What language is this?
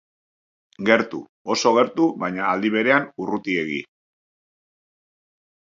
Basque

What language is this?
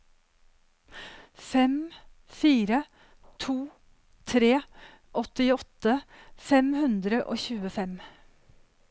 Norwegian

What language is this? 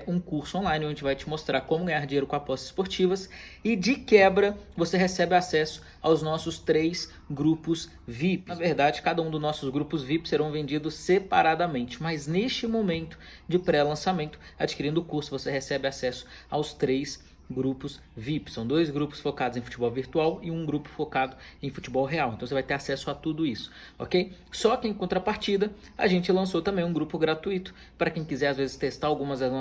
Portuguese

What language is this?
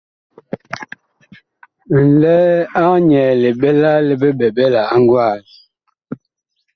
Bakoko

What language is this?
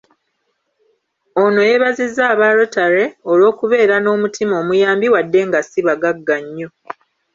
Ganda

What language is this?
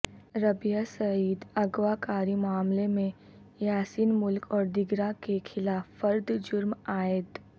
Urdu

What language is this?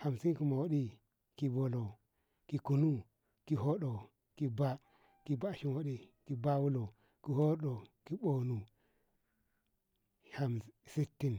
Ngamo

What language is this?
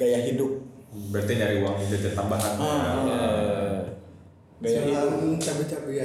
Indonesian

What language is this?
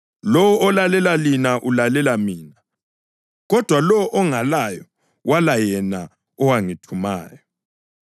North Ndebele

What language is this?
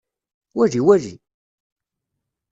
Kabyle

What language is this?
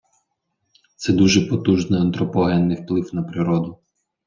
Ukrainian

